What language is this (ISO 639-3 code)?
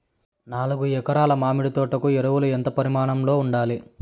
tel